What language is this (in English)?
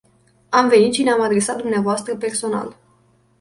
Romanian